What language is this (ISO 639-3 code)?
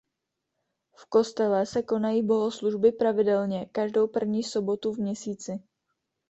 ces